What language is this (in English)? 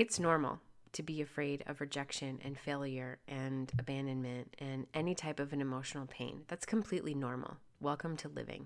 English